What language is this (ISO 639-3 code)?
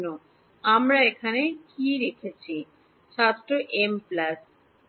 ben